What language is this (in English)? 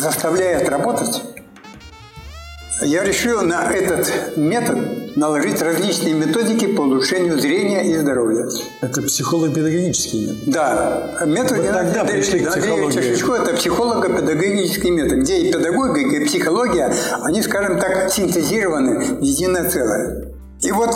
Russian